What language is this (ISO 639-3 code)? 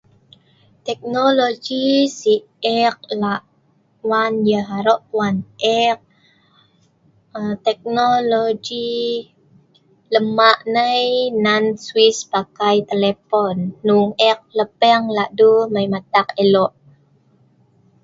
snv